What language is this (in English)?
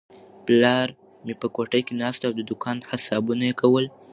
Pashto